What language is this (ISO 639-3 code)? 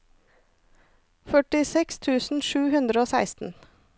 nor